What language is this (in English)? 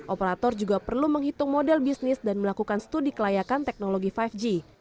Indonesian